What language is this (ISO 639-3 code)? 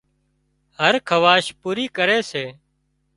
kxp